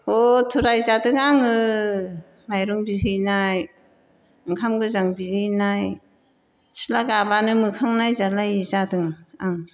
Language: Bodo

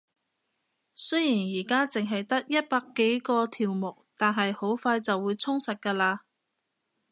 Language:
Cantonese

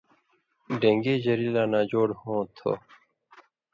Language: Indus Kohistani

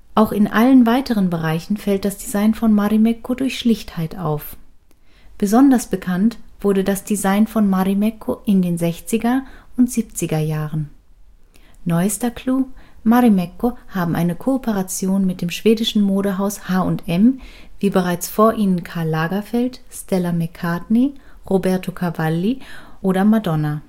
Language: German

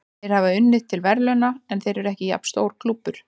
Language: Icelandic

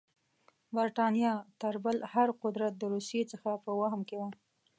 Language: Pashto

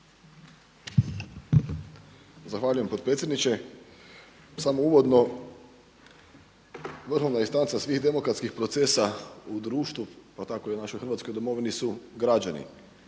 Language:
Croatian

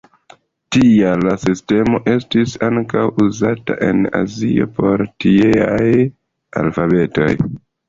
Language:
Esperanto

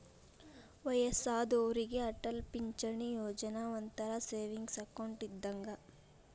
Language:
Kannada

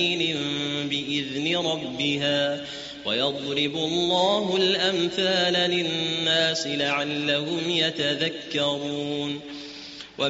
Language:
Arabic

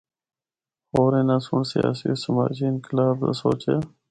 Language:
Northern Hindko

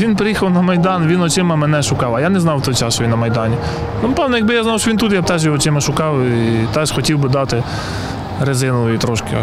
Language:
Ukrainian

